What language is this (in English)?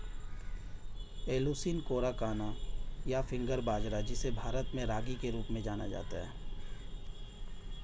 Hindi